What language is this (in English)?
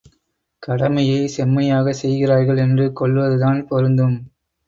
Tamil